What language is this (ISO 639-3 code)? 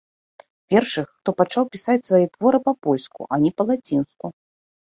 bel